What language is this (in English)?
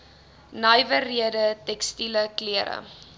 Afrikaans